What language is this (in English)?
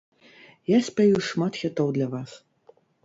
Belarusian